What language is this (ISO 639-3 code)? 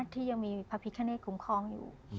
tha